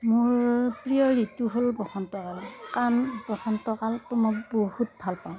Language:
Assamese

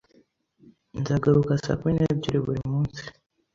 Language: Kinyarwanda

